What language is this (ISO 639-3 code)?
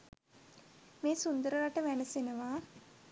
sin